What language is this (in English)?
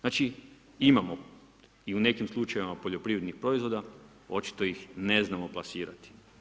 Croatian